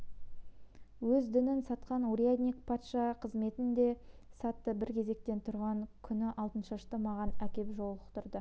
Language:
Kazakh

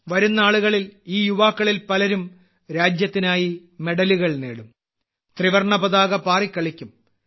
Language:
Malayalam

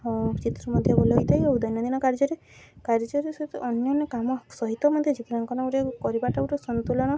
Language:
Odia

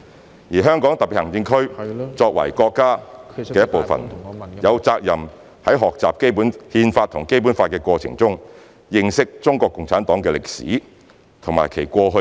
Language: Cantonese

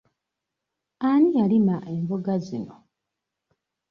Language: Ganda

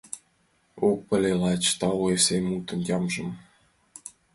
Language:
Mari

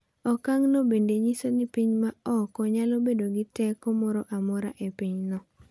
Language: Luo (Kenya and Tanzania)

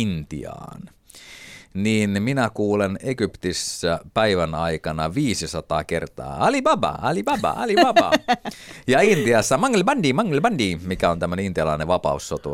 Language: Finnish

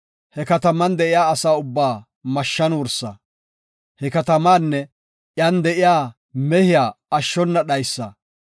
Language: Gofa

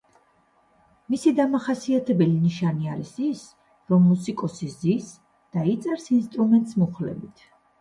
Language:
Georgian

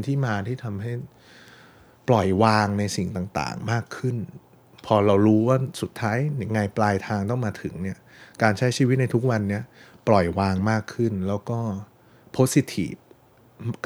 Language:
Thai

